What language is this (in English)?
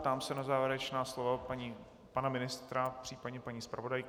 Czech